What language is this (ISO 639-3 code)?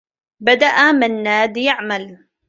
ara